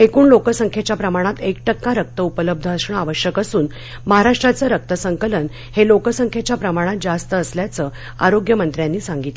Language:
Marathi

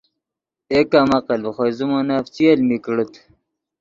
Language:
Yidgha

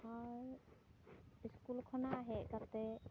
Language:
Santali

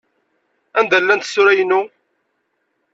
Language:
Kabyle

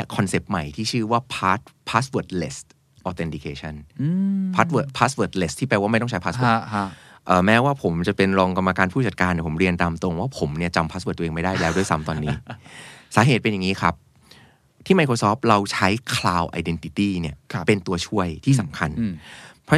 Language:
Thai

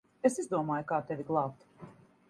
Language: Latvian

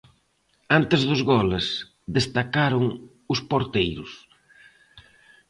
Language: Galician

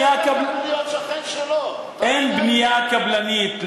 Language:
Hebrew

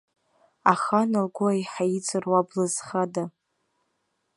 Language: Abkhazian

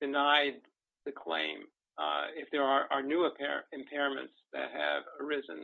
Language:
English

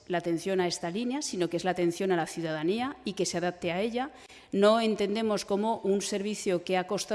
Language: Spanish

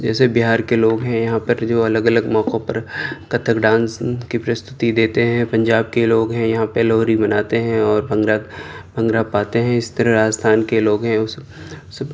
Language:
Urdu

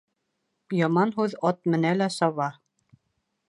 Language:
Bashkir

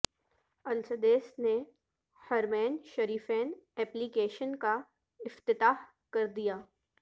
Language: Urdu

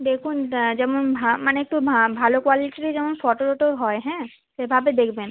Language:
Bangla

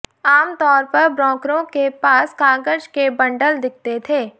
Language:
Hindi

